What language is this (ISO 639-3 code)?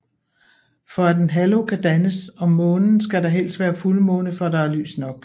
dan